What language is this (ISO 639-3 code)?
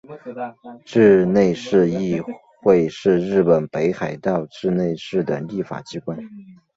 zho